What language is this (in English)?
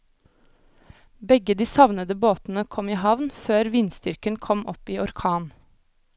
Norwegian